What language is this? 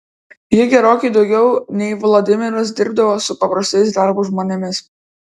Lithuanian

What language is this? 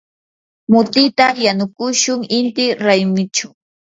Yanahuanca Pasco Quechua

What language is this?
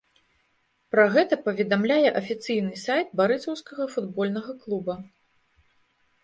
Belarusian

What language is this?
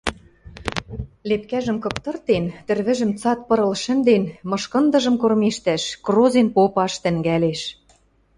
Western Mari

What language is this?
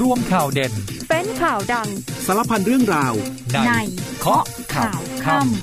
Thai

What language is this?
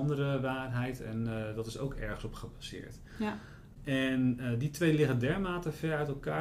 Dutch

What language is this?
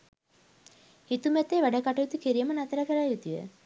Sinhala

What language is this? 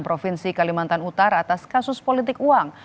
Indonesian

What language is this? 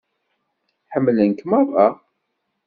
Kabyle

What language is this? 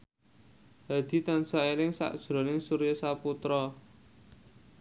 Javanese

